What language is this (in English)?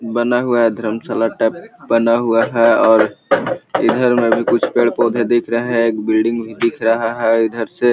Magahi